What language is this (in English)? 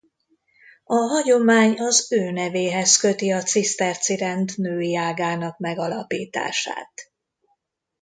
Hungarian